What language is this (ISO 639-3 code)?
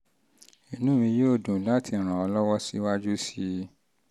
yor